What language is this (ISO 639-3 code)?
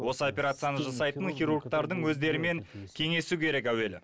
kaz